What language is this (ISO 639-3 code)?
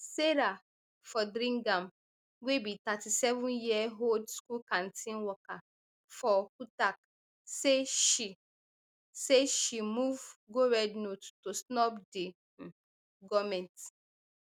pcm